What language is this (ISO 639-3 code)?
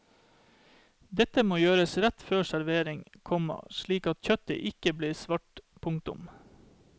nor